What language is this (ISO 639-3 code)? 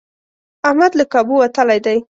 pus